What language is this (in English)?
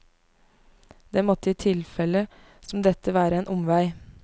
Norwegian